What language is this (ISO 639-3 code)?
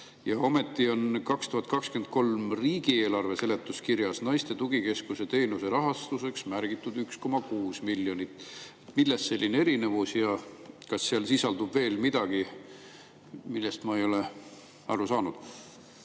est